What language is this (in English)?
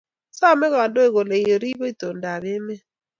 Kalenjin